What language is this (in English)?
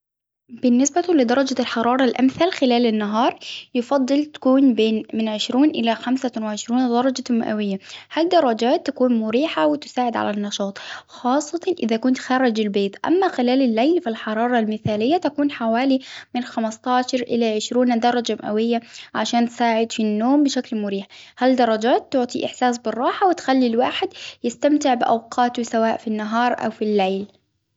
Hijazi Arabic